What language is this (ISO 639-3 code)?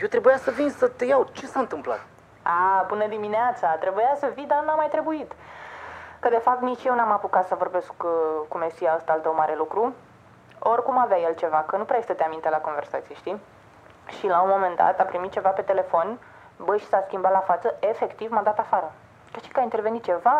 ron